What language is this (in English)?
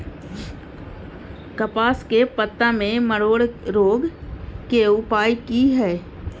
Maithili